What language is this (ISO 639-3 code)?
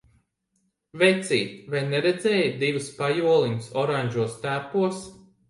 lav